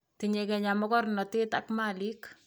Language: Kalenjin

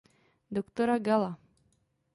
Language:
Czech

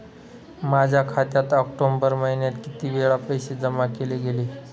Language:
Marathi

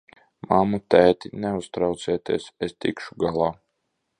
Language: Latvian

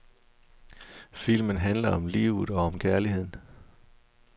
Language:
Danish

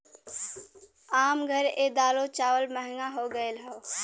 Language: Bhojpuri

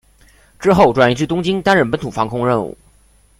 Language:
Chinese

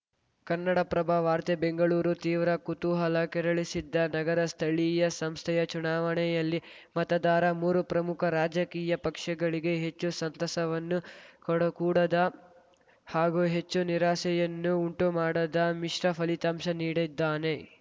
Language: Kannada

